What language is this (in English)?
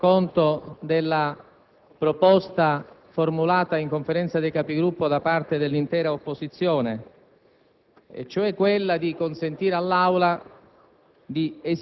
Italian